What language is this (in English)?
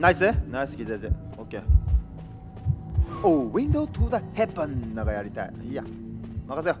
Japanese